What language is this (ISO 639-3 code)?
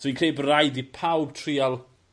cym